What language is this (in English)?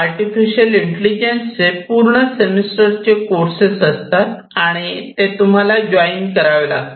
Marathi